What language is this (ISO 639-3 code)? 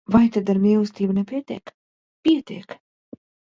lav